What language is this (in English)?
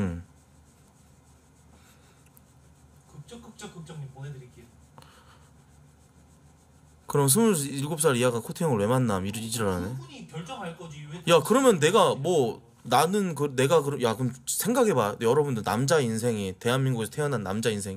Korean